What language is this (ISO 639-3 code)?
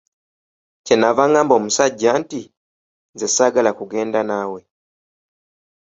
lug